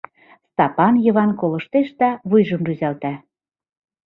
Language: Mari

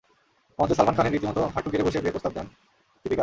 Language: Bangla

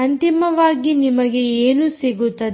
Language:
Kannada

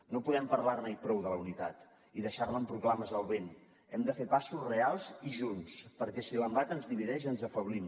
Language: Catalan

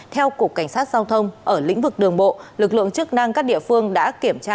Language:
Vietnamese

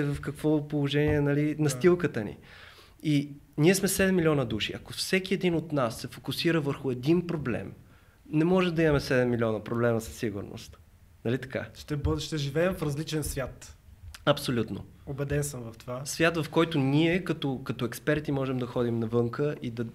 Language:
Bulgarian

